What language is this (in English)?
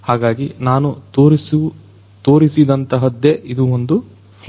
Kannada